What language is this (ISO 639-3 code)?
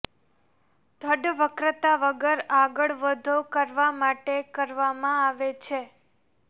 guj